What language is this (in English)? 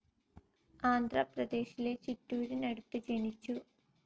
Malayalam